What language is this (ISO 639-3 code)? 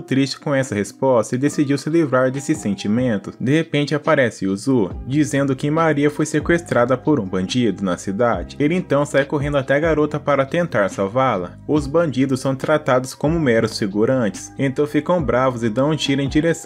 por